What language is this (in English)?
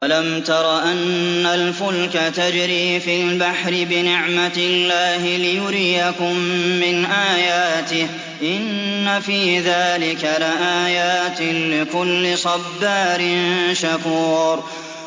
Arabic